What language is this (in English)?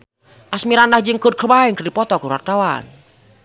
Sundanese